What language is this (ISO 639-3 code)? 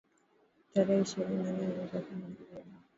swa